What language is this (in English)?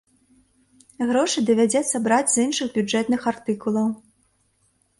Belarusian